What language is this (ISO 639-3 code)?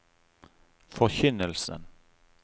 nor